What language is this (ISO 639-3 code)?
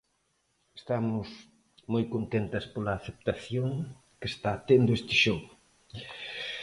glg